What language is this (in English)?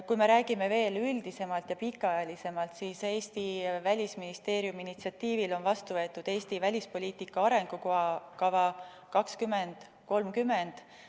Estonian